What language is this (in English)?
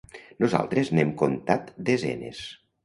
Catalan